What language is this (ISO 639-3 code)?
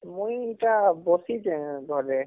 ori